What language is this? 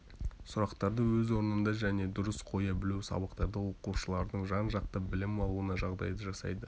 Kazakh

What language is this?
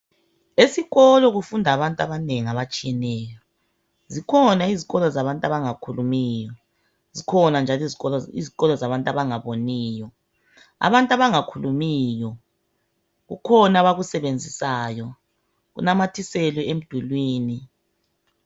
North Ndebele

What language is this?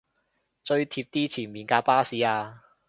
Cantonese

